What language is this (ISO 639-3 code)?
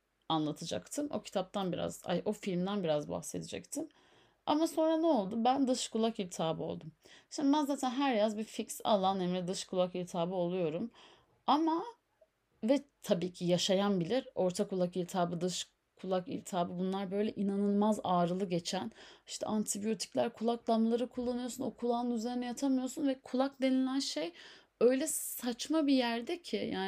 tur